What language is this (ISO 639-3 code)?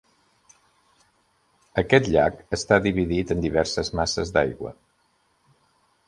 cat